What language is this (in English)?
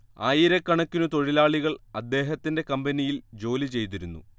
Malayalam